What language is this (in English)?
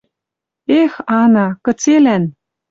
Western Mari